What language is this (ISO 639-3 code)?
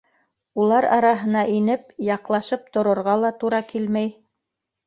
bak